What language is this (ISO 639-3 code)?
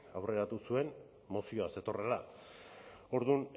eus